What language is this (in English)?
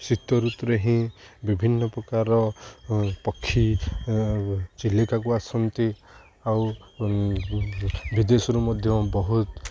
Odia